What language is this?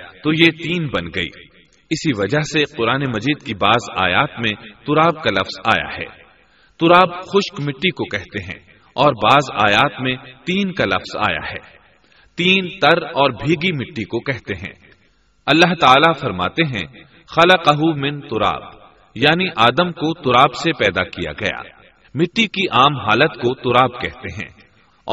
Urdu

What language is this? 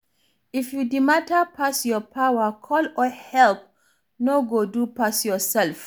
Nigerian Pidgin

